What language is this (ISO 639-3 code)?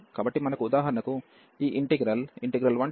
tel